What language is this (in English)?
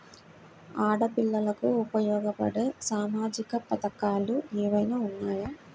Telugu